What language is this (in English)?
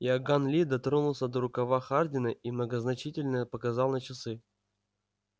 Russian